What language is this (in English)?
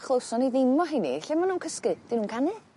Welsh